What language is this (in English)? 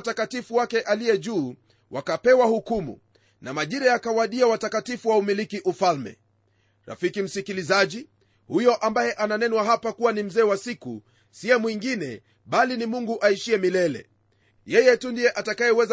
Swahili